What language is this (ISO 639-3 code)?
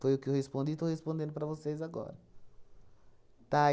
por